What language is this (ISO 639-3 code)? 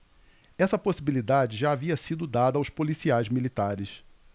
por